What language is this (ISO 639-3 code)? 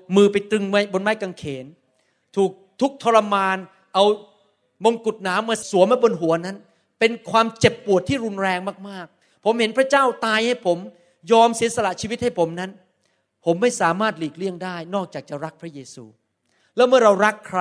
tha